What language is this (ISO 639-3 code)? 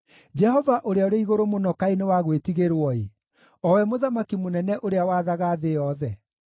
kik